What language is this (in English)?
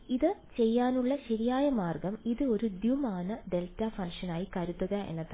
Malayalam